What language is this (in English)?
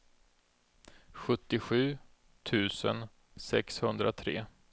Swedish